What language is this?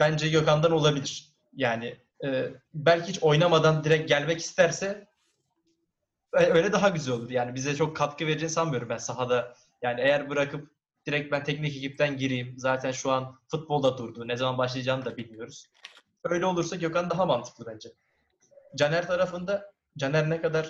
Turkish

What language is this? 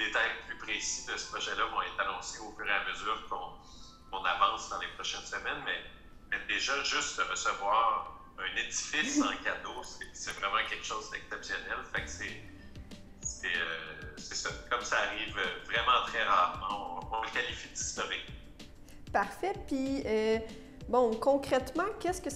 French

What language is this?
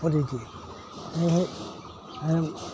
Assamese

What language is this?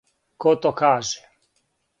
Serbian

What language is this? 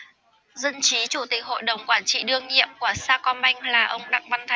Vietnamese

